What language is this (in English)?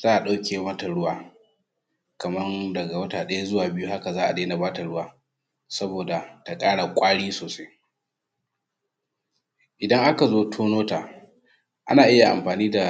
Hausa